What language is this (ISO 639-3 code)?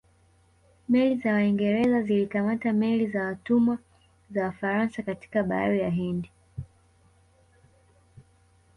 swa